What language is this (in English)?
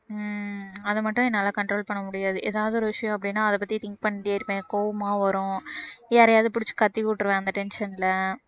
Tamil